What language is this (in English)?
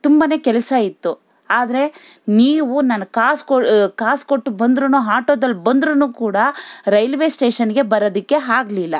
Kannada